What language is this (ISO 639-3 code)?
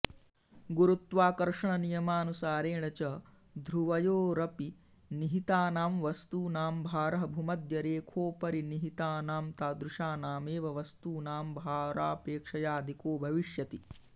san